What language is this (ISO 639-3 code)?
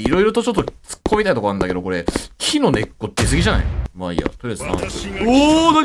jpn